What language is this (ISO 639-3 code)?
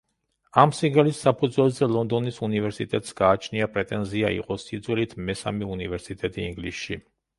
kat